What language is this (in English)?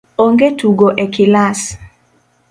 Luo (Kenya and Tanzania)